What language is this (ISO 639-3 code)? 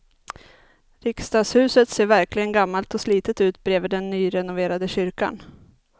swe